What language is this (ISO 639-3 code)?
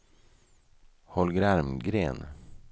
swe